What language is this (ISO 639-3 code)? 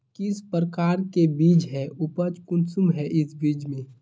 mag